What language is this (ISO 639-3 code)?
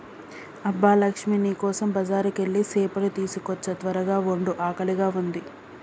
tel